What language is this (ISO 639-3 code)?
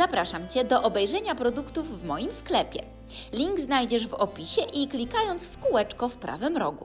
pol